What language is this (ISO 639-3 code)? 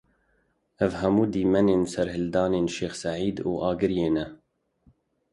kur